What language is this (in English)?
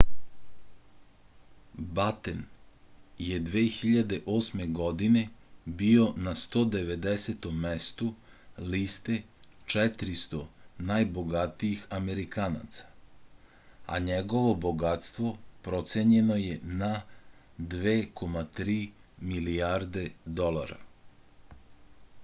Serbian